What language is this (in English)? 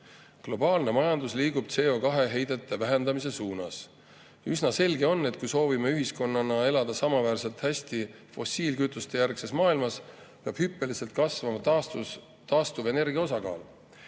Estonian